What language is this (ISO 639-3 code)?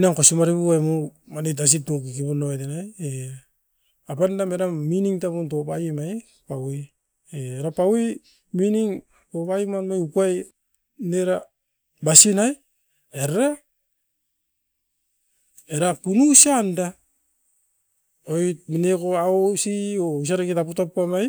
eiv